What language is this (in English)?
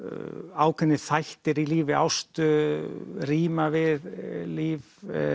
Icelandic